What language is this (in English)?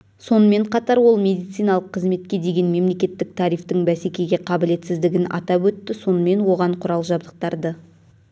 Kazakh